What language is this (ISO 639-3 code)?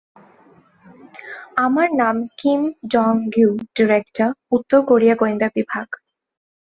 ben